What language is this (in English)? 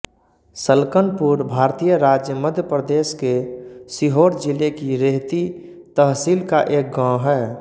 Hindi